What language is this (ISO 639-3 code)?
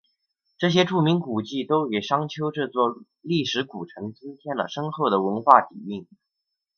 zho